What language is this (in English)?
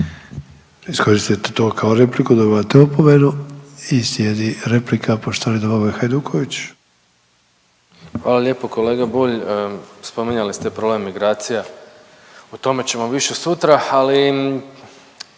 Croatian